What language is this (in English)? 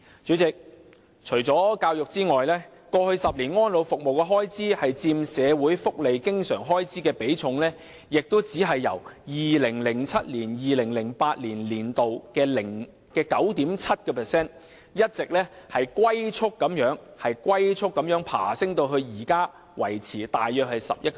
Cantonese